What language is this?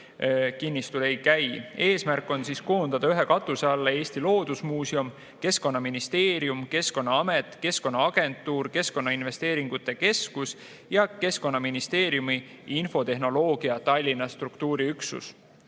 Estonian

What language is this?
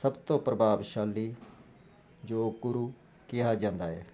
Punjabi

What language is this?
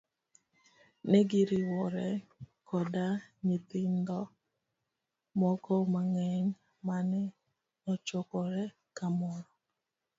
Luo (Kenya and Tanzania)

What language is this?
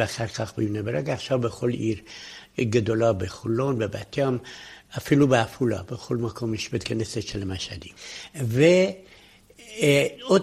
Hebrew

